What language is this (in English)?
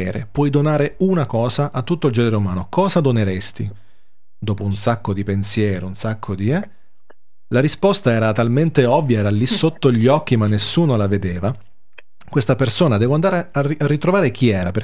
Italian